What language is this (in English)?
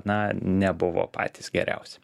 Lithuanian